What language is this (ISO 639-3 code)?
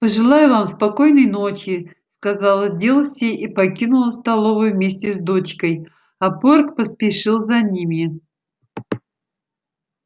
rus